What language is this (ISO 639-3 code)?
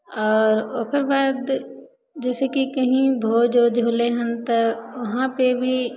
mai